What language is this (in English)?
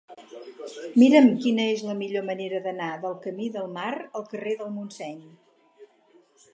Catalan